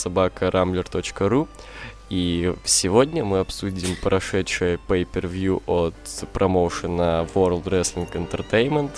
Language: Russian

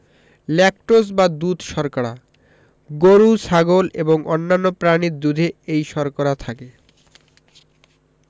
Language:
Bangla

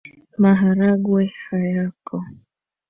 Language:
Swahili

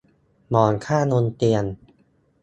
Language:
Thai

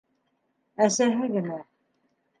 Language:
Bashkir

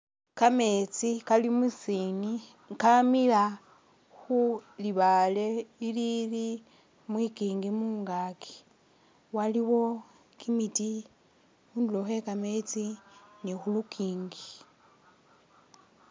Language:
Masaaba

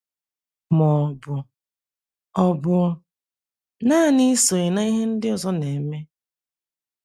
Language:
Igbo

